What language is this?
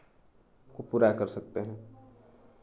Hindi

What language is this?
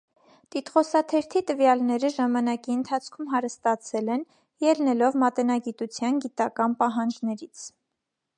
Armenian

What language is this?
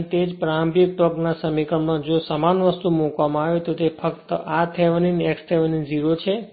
Gujarati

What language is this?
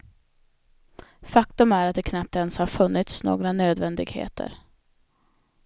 Swedish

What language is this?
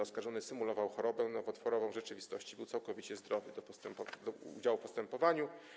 Polish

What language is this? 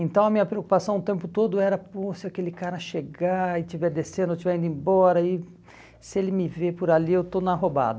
Portuguese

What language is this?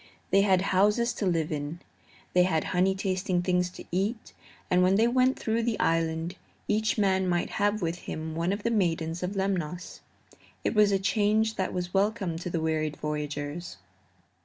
English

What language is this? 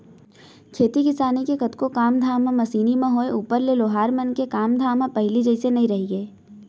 Chhattisgarhi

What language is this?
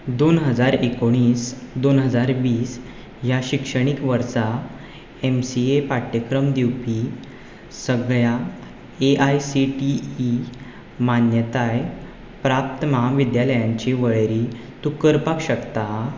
Konkani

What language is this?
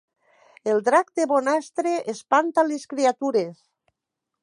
Catalan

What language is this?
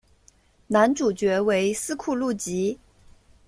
Chinese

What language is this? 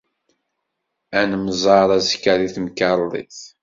Kabyle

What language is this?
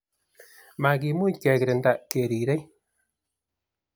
Kalenjin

